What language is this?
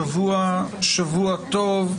Hebrew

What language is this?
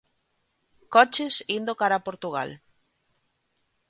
Galician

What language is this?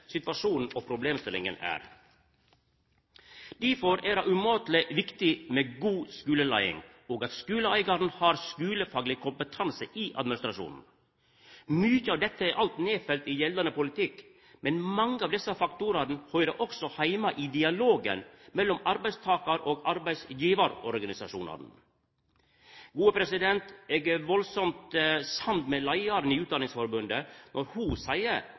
Norwegian Nynorsk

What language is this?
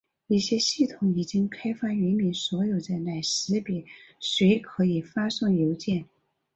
Chinese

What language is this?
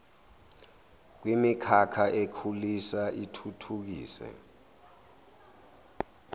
Zulu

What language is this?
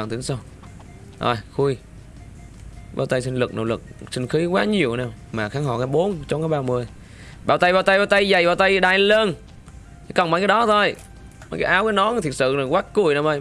Vietnamese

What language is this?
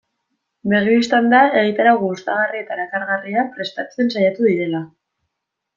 Basque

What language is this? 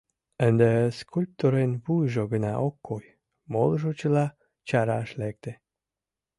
Mari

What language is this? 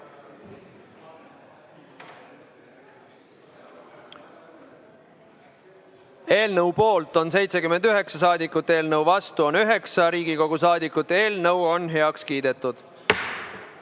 Estonian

